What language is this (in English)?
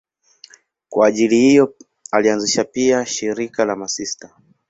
Swahili